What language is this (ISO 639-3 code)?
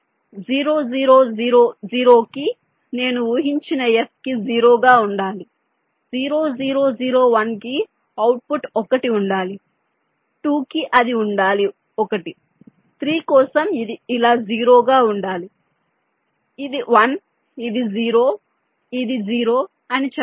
tel